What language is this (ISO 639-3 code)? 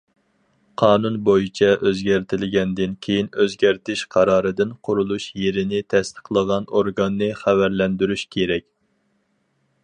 uig